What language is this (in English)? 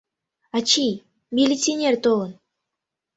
Mari